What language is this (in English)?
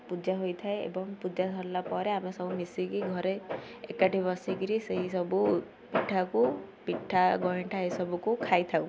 Odia